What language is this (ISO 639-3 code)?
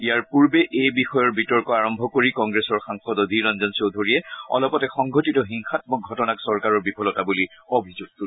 asm